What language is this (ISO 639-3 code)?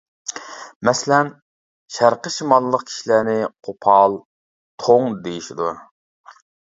uig